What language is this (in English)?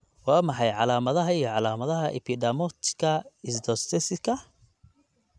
Somali